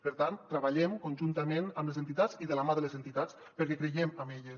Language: Catalan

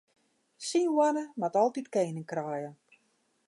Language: Western Frisian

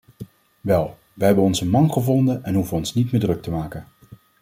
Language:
Dutch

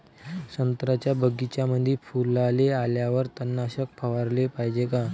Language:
Marathi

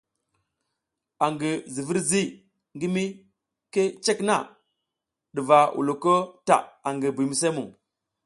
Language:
South Giziga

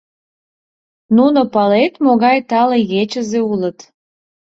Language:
Mari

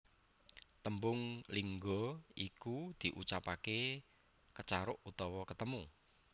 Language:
Javanese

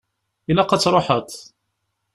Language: Kabyle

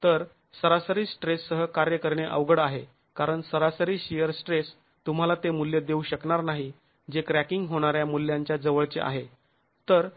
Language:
Marathi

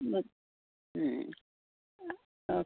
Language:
Marathi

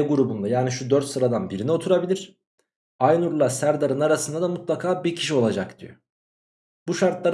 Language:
Turkish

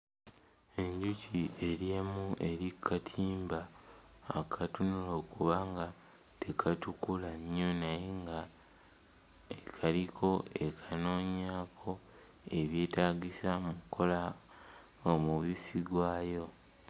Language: Ganda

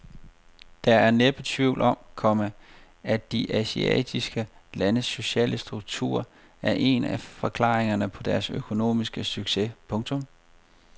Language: Danish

